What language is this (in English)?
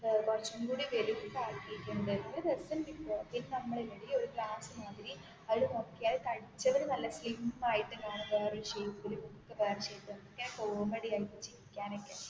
Malayalam